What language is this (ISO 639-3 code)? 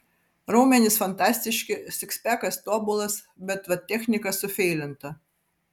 lit